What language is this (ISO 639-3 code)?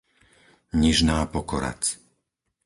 slk